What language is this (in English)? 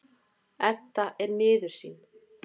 Icelandic